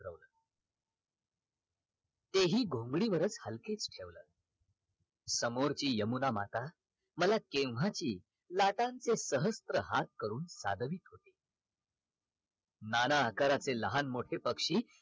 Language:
Marathi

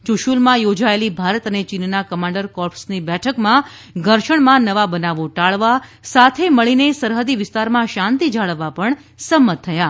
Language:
Gujarati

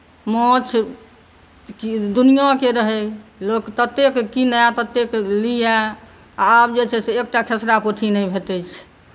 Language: Maithili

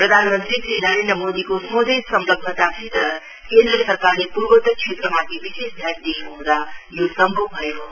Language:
Nepali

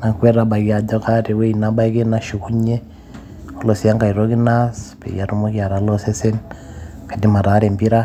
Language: Masai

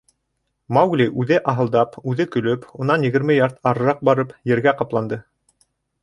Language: Bashkir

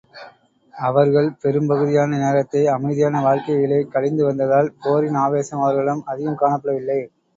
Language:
Tamil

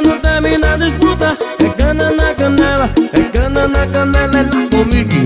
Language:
Portuguese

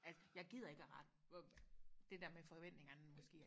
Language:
Danish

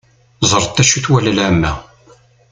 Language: Kabyle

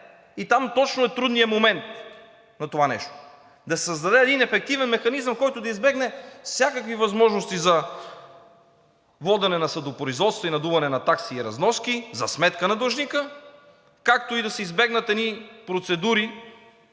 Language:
Bulgarian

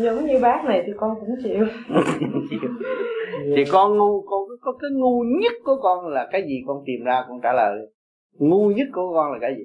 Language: Vietnamese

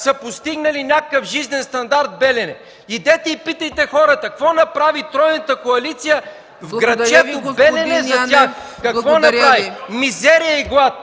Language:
Bulgarian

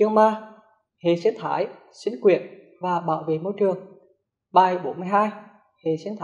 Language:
Vietnamese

